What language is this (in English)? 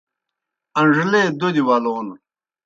Kohistani Shina